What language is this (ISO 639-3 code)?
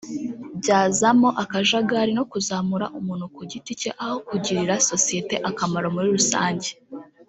kin